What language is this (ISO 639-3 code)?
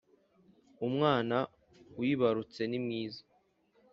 kin